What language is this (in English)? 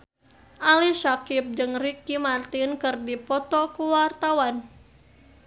Sundanese